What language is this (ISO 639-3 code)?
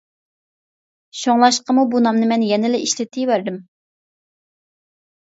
uig